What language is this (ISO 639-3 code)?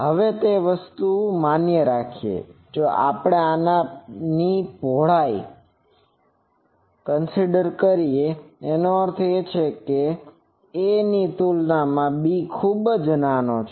guj